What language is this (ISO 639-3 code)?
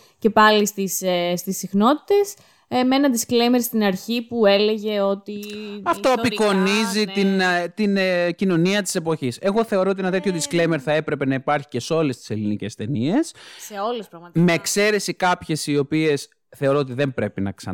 ell